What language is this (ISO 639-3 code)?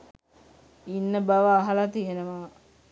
sin